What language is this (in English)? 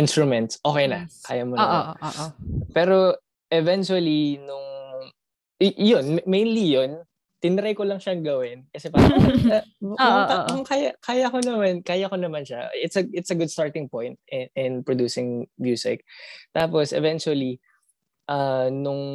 Filipino